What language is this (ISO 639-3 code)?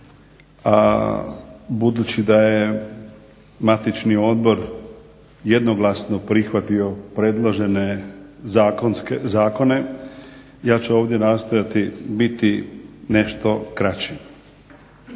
hrv